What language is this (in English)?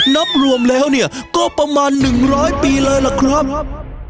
Thai